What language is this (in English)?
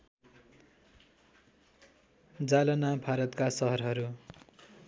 Nepali